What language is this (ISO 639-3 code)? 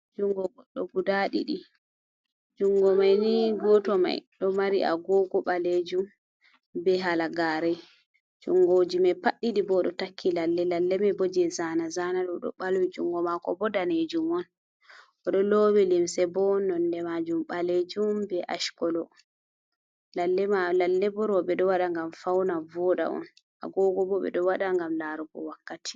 ful